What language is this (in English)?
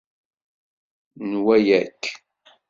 Kabyle